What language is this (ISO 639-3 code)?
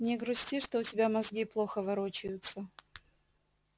rus